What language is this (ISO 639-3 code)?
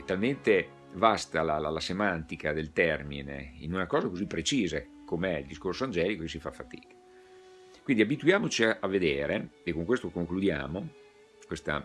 ita